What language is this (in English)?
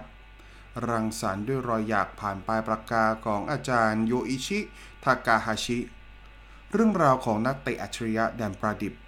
Thai